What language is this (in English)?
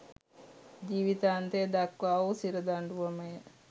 Sinhala